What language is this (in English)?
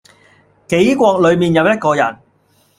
Cantonese